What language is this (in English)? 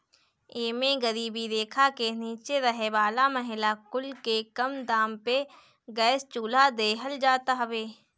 Bhojpuri